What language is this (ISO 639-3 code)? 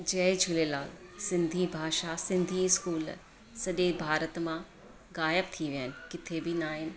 snd